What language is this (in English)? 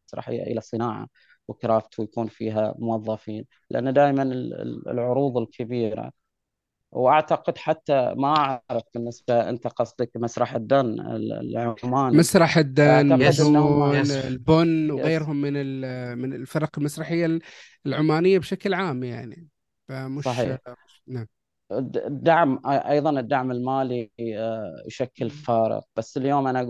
Arabic